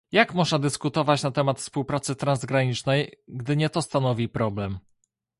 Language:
Polish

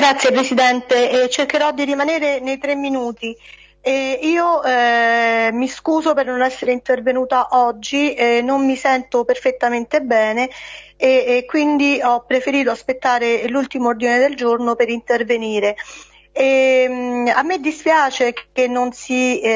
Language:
Italian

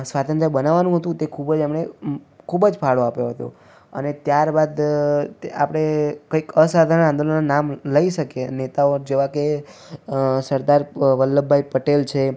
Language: Gujarati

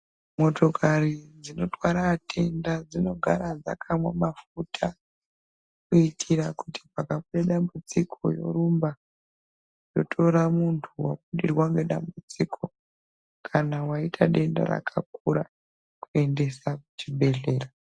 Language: Ndau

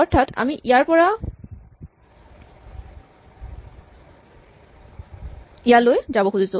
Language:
Assamese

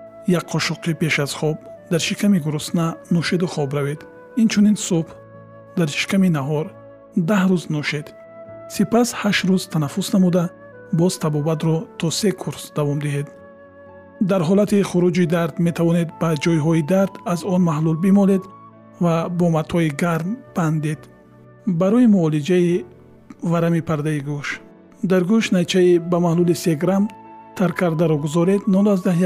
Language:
Persian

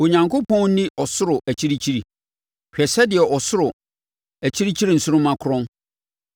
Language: Akan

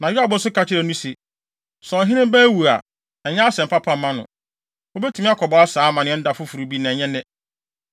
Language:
Akan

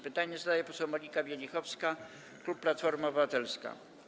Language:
Polish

